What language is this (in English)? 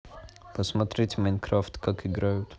Russian